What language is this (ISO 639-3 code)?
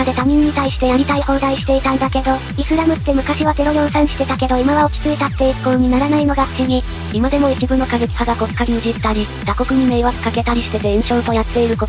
jpn